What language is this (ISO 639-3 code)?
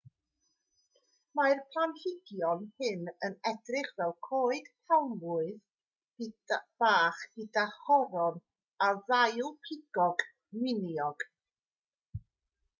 cym